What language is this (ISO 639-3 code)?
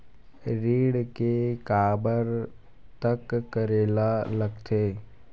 hne